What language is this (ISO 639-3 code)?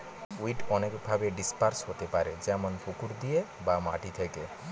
ben